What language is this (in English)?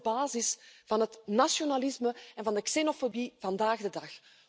Dutch